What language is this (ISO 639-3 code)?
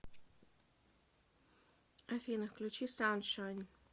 rus